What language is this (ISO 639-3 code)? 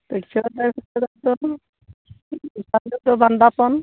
sat